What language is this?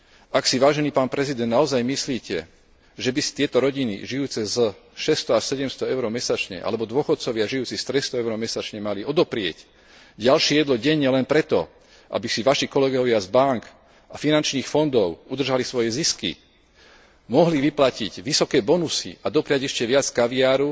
Slovak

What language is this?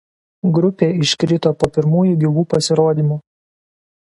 Lithuanian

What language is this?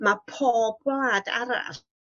Welsh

